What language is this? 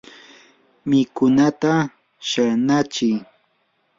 Yanahuanca Pasco Quechua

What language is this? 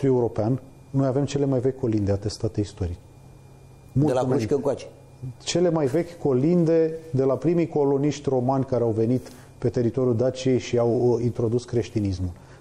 Romanian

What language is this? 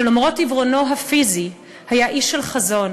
Hebrew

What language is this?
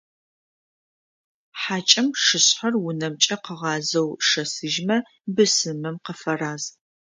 Adyghe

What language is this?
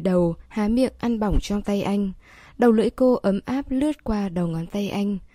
Vietnamese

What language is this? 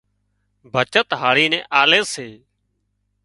Wadiyara Koli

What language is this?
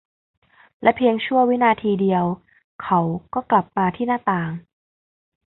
Thai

